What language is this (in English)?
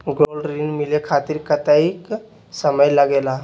Magahi